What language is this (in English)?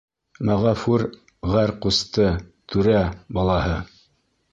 Bashkir